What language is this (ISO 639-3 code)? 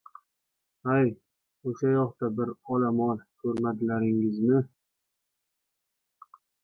uzb